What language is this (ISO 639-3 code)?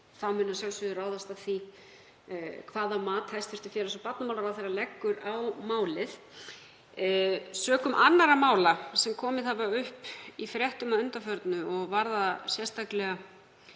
isl